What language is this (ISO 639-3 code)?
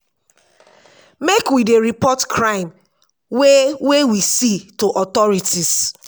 pcm